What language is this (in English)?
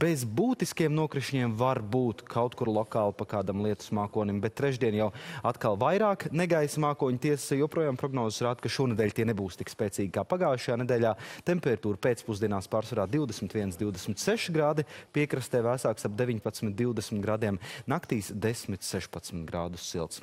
Latvian